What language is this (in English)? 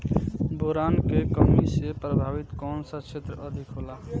Bhojpuri